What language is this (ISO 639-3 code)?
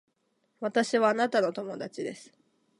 jpn